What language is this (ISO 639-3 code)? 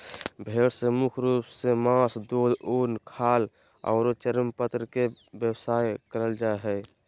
mag